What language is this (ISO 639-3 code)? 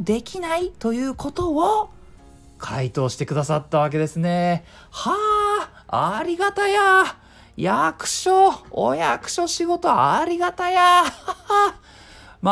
jpn